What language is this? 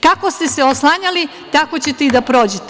Serbian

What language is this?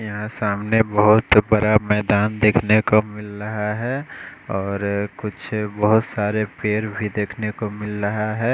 Hindi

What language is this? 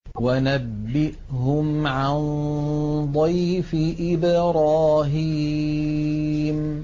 Arabic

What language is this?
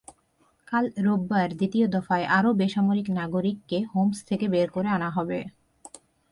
Bangla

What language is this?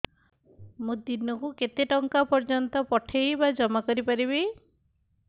Odia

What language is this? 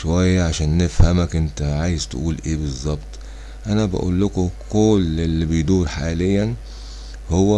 Arabic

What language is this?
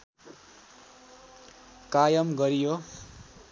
Nepali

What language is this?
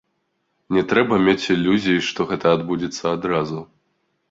Belarusian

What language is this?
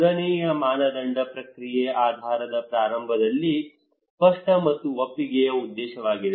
Kannada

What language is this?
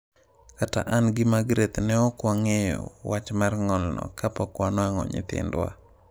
Luo (Kenya and Tanzania)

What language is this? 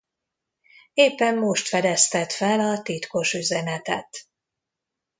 Hungarian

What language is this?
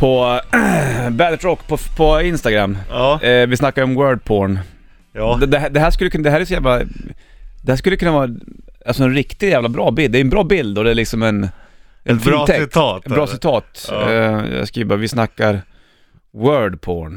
Swedish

